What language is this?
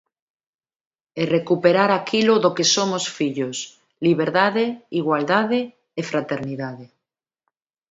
Galician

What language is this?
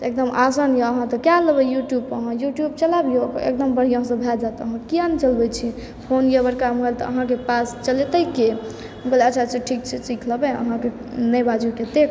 Maithili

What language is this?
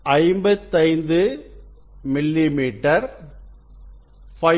Tamil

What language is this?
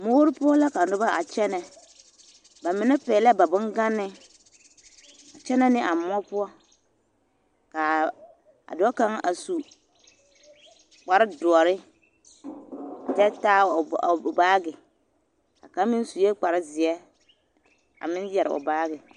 Southern Dagaare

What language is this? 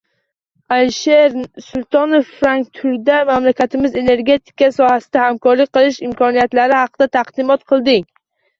Uzbek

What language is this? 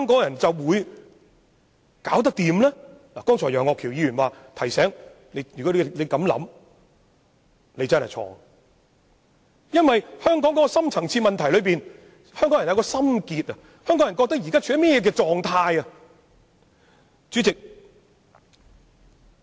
Cantonese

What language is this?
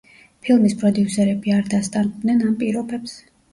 Georgian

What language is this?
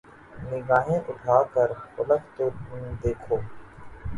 Urdu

